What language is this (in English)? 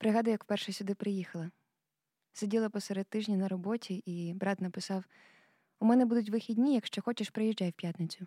Ukrainian